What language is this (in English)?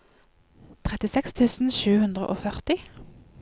Norwegian